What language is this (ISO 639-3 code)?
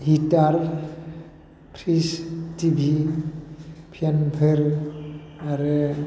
brx